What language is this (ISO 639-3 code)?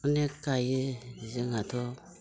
brx